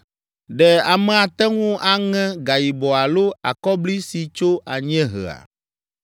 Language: Ewe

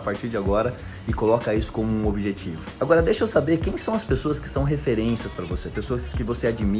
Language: Portuguese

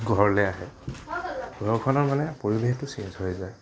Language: Assamese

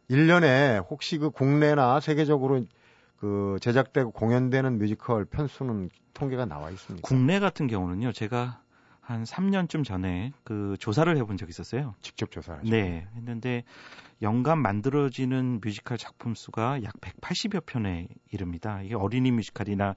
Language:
Korean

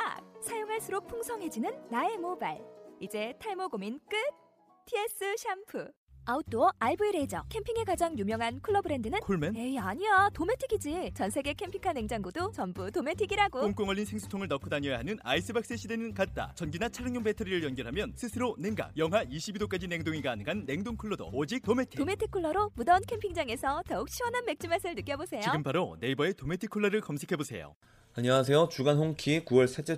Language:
Korean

